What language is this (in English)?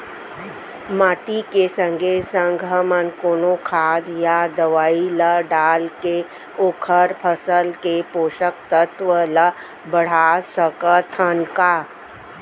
Chhattisgarhi